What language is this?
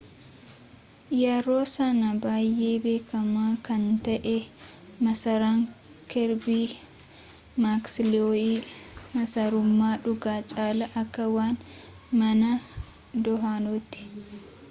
Oromo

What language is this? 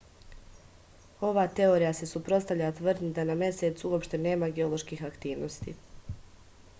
Serbian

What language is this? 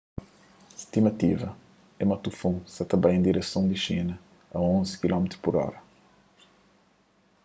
Kabuverdianu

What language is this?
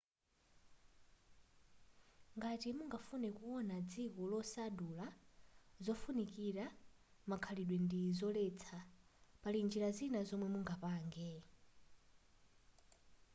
Nyanja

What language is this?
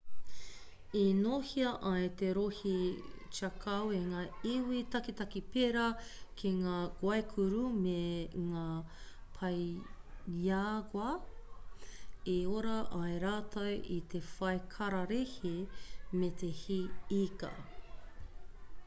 Māori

